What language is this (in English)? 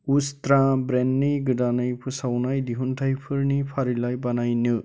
Bodo